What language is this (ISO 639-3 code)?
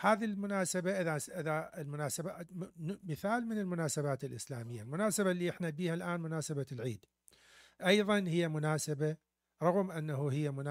ara